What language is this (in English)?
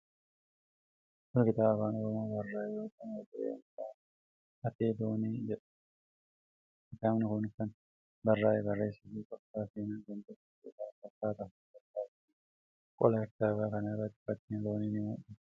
Oromo